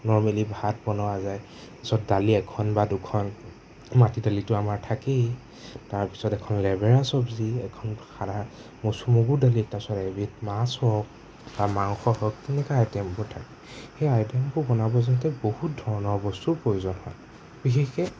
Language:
Assamese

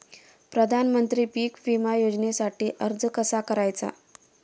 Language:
Marathi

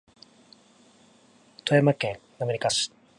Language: Japanese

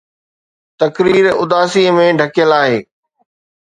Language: Sindhi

